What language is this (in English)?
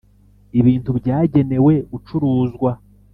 Kinyarwanda